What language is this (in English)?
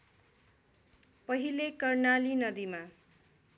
Nepali